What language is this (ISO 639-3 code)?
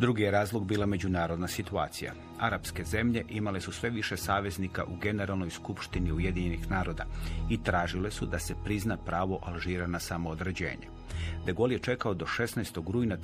hrv